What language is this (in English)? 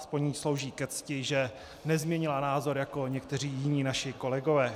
Czech